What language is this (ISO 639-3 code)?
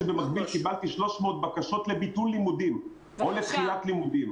heb